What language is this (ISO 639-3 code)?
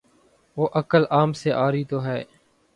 urd